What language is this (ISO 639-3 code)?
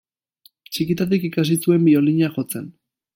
eus